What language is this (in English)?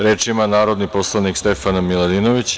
Serbian